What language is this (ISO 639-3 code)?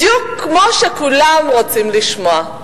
heb